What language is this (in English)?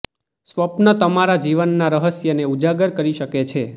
Gujarati